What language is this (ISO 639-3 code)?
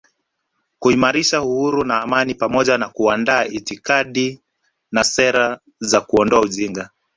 swa